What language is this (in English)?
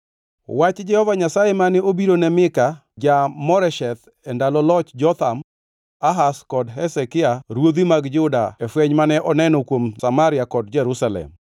Luo (Kenya and Tanzania)